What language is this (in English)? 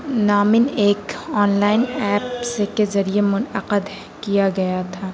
Urdu